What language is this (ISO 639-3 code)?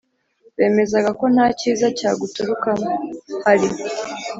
kin